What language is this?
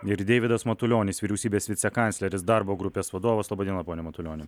Lithuanian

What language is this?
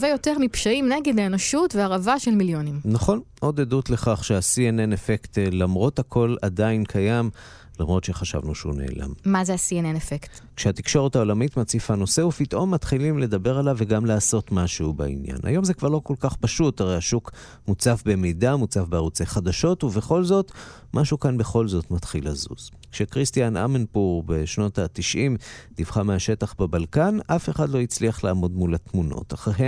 Hebrew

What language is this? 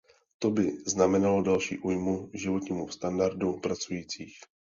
Czech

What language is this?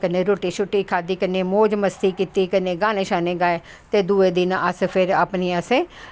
Dogri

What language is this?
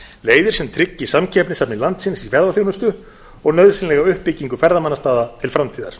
Icelandic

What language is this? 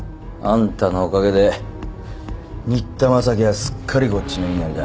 Japanese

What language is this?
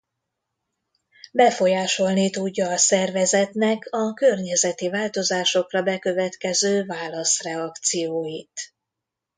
Hungarian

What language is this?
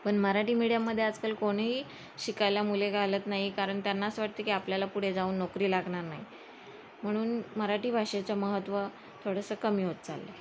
Marathi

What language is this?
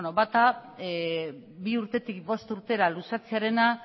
Basque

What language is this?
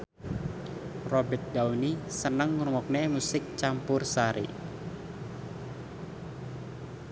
Javanese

